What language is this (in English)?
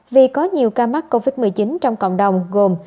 Vietnamese